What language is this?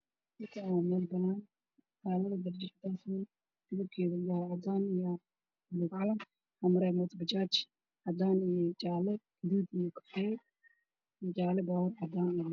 Somali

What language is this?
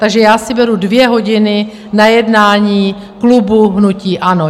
Czech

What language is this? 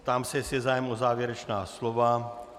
Czech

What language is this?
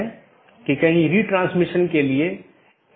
Hindi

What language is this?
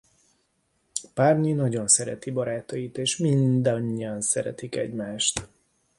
Hungarian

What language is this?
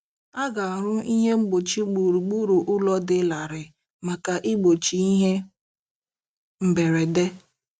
Igbo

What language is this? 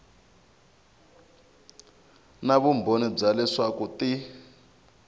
Tsonga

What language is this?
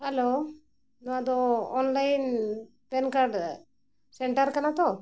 Santali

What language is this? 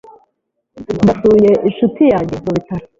Kinyarwanda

